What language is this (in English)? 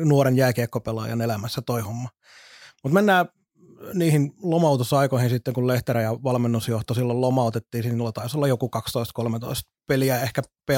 Finnish